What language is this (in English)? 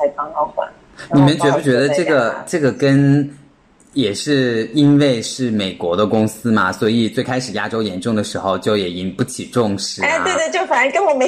Chinese